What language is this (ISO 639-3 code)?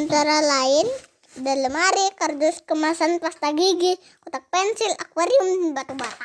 ind